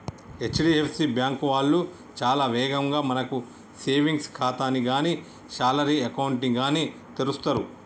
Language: Telugu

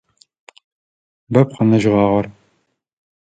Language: Adyghe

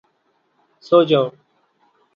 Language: Urdu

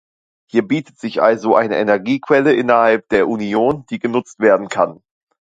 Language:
German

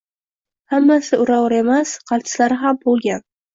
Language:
Uzbek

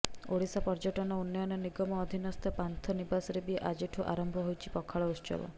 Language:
Odia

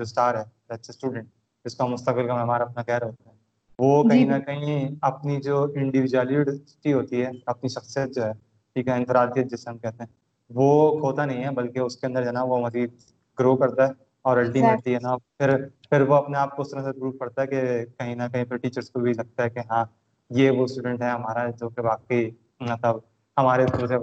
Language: Urdu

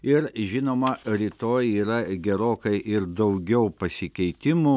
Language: Lithuanian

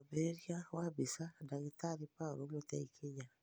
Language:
Kikuyu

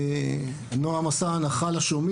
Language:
Hebrew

